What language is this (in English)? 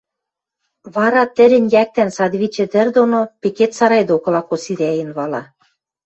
Western Mari